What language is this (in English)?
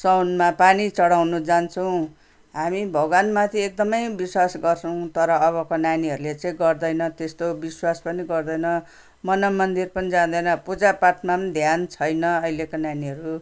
Nepali